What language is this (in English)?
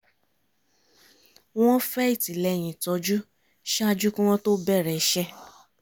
Yoruba